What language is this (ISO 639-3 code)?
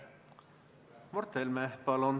est